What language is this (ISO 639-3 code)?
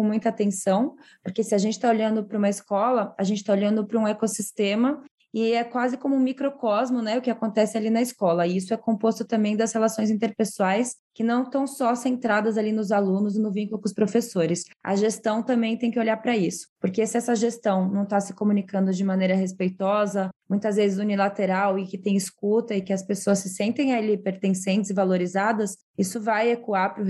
por